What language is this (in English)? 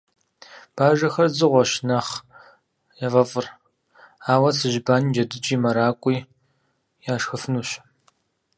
Kabardian